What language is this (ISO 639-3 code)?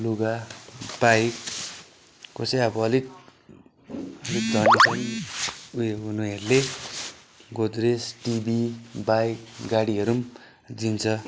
nep